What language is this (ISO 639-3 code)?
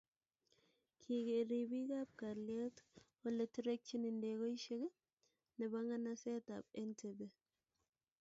kln